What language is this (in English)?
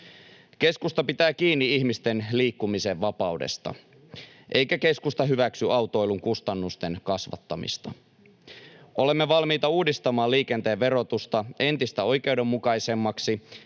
Finnish